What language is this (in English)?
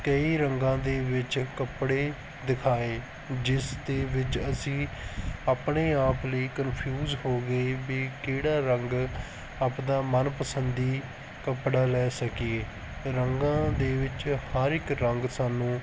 Punjabi